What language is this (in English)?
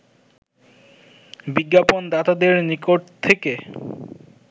Bangla